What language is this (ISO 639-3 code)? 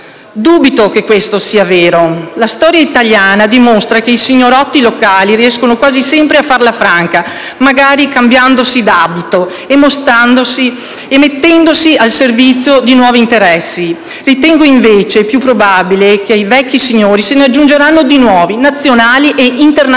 ita